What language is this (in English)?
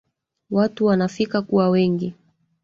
Swahili